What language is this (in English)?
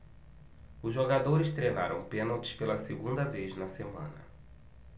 Portuguese